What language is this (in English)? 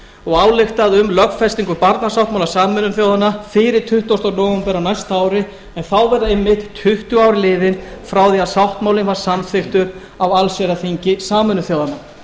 Icelandic